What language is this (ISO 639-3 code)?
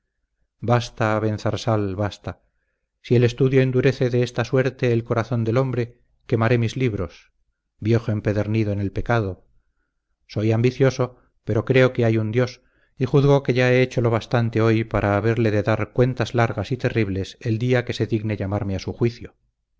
spa